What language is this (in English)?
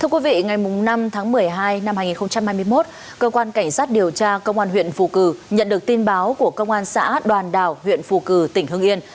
Vietnamese